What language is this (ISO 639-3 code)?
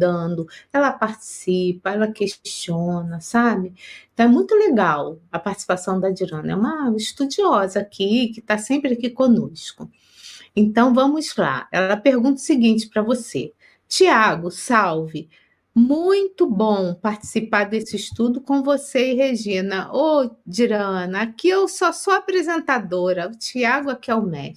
por